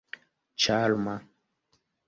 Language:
Esperanto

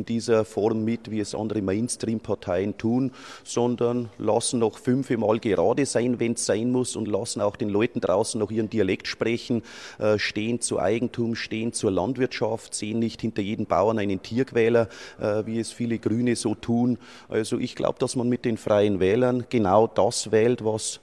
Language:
German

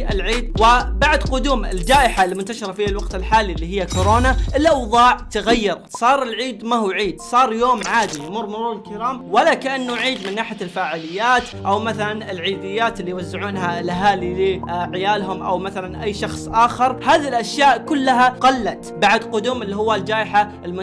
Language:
Arabic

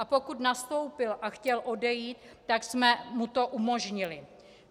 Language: Czech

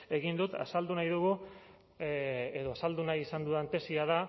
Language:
Basque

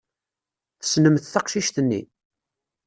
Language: Kabyle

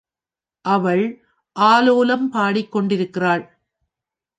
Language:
Tamil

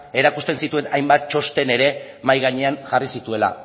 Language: Basque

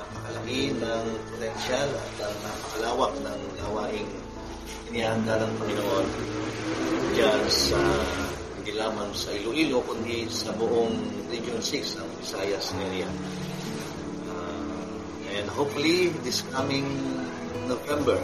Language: Filipino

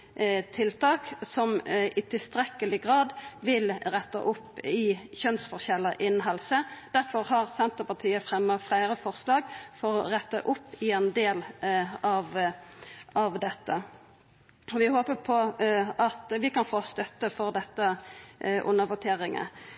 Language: Norwegian Nynorsk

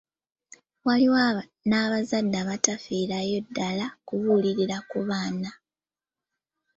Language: Ganda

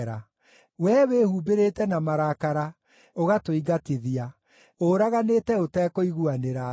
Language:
Kikuyu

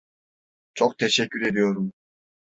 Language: Turkish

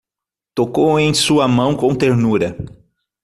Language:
Portuguese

